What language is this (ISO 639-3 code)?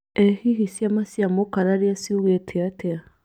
kik